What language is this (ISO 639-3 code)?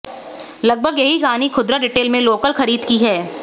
hin